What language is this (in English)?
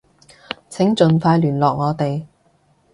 Cantonese